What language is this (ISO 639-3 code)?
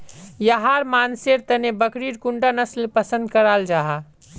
mag